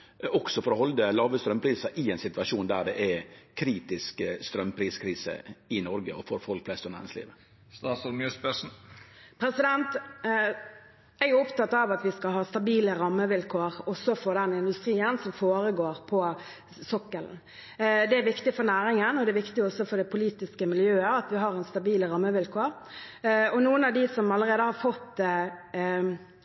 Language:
Norwegian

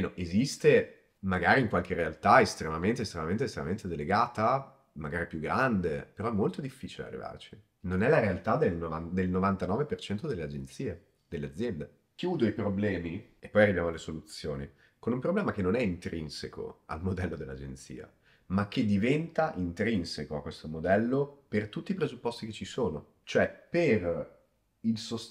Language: Italian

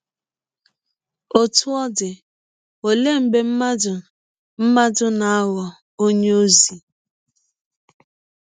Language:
Igbo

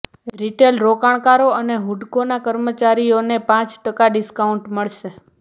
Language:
Gujarati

